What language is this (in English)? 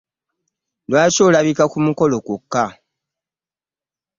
Ganda